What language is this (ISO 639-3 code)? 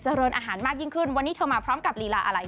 tha